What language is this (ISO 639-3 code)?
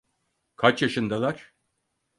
tur